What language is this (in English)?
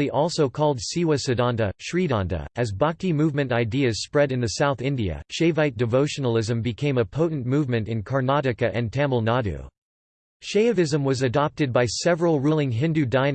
English